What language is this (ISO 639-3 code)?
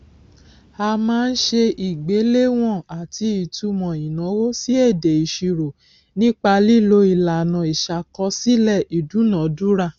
yor